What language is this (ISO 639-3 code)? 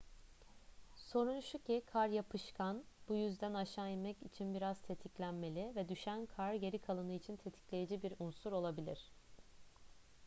tur